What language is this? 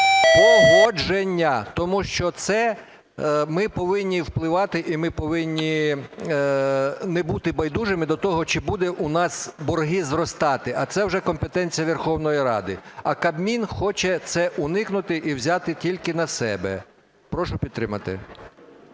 Ukrainian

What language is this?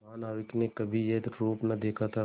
Hindi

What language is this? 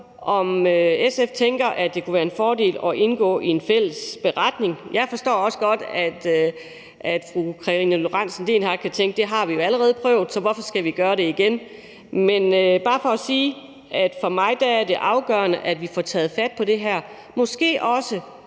Danish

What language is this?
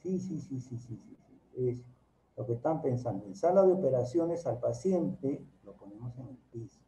Spanish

